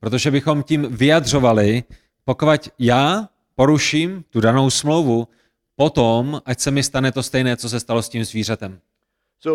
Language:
Czech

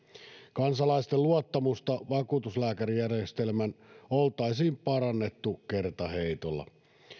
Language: Finnish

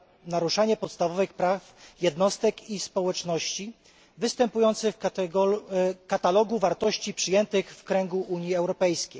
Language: Polish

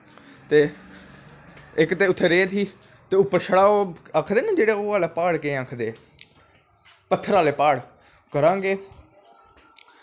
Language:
Dogri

